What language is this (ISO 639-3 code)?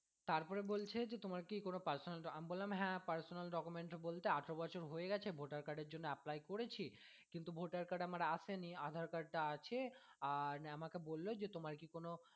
ben